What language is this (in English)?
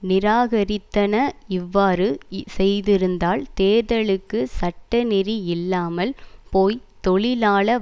Tamil